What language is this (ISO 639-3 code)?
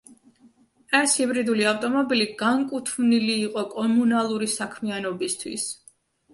kat